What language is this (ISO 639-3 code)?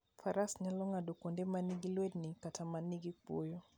luo